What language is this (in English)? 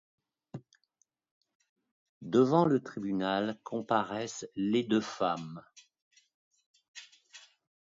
French